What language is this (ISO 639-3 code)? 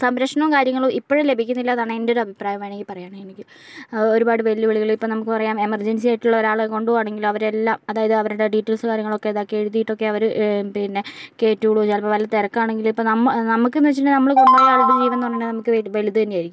mal